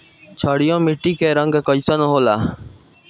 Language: Bhojpuri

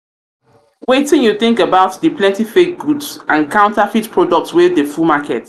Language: Nigerian Pidgin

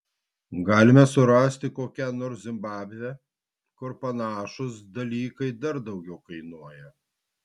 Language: Lithuanian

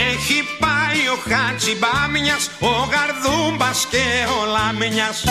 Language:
Greek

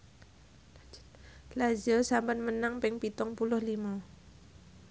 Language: Javanese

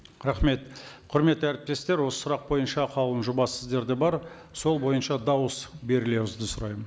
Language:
Kazakh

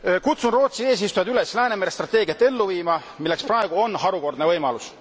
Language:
Estonian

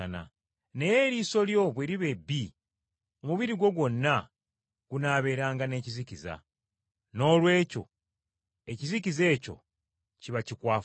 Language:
Ganda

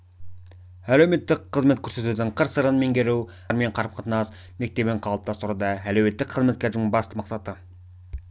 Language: Kazakh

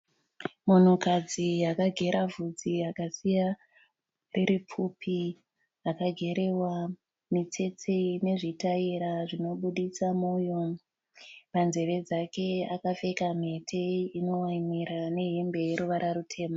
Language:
Shona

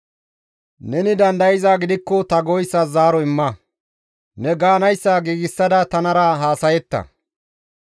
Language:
Gamo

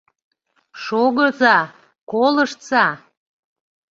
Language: Mari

